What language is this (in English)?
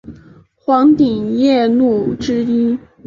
Chinese